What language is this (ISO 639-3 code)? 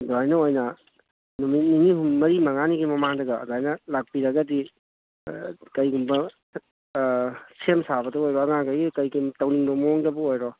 mni